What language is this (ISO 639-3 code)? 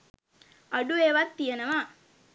sin